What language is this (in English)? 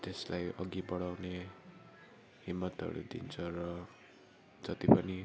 Nepali